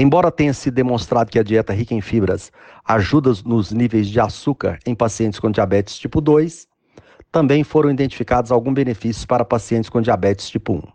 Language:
Portuguese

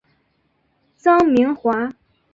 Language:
Chinese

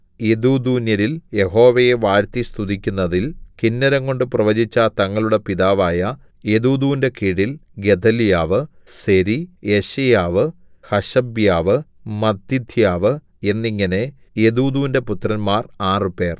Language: Malayalam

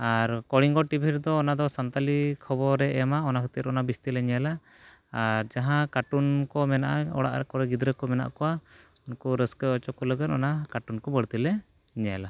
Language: Santali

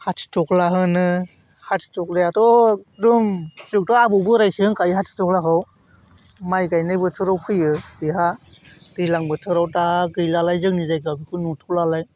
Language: Bodo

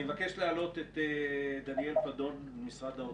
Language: Hebrew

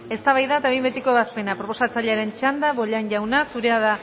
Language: Basque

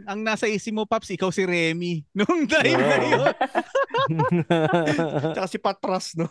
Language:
Filipino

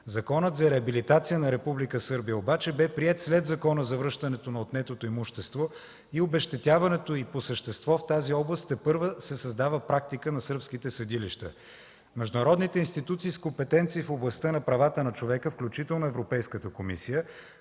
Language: Bulgarian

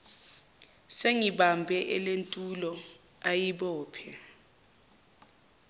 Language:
Zulu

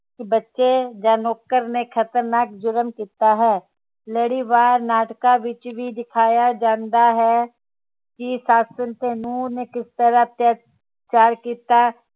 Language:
Punjabi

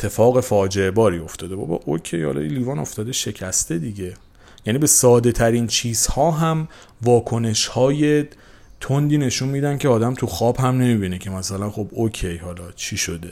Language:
Persian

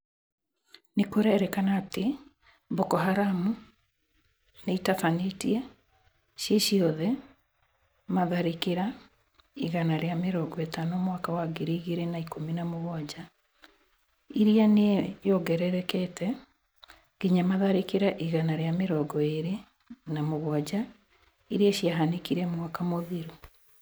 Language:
Kikuyu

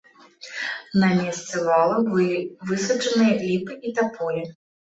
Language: Belarusian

